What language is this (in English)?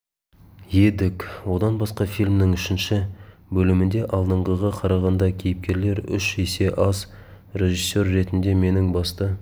Kazakh